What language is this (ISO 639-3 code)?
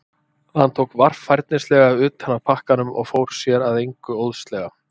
isl